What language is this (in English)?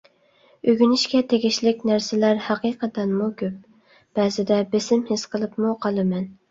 Uyghur